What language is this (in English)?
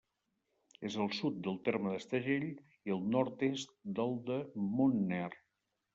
Catalan